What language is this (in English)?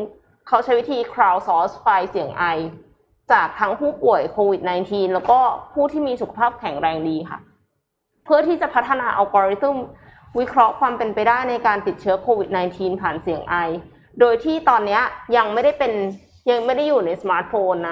Thai